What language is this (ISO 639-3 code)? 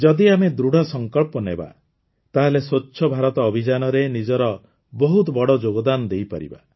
ori